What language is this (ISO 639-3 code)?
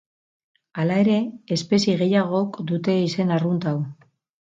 eus